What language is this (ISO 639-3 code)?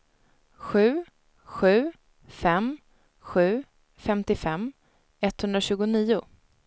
swe